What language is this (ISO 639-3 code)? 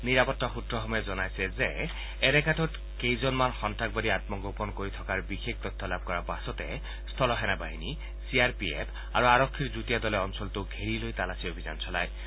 asm